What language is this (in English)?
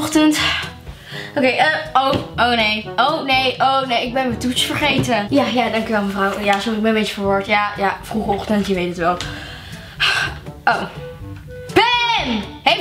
Dutch